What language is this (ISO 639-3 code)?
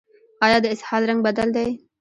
pus